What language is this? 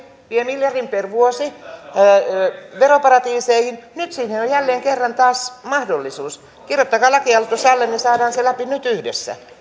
Finnish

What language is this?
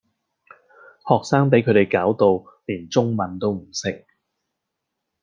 Cantonese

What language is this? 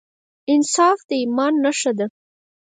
Pashto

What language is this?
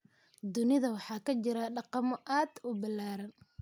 Somali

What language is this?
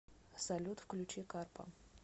Russian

